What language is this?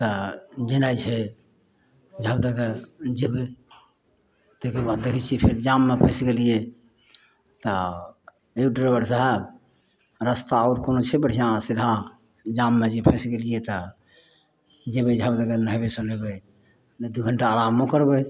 Maithili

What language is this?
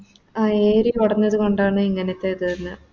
Malayalam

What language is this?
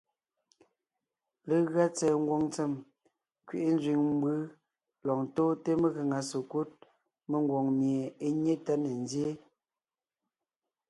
Ngiemboon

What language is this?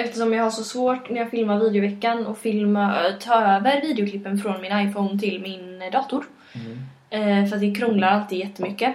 Swedish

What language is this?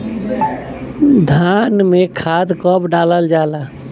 Bhojpuri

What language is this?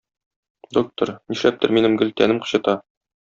Tatar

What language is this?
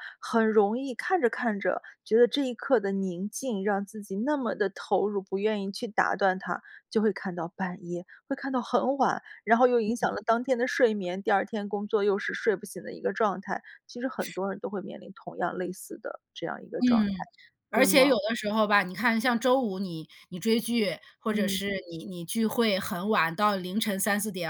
Chinese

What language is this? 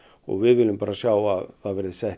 Icelandic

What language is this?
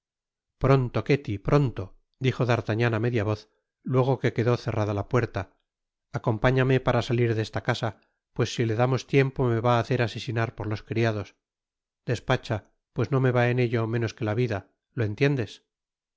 Spanish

